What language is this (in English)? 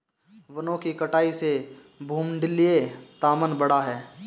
Hindi